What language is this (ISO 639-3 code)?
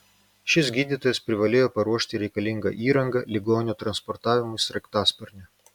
lit